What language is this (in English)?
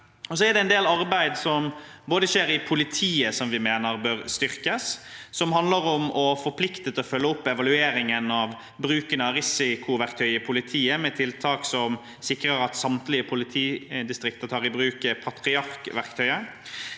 Norwegian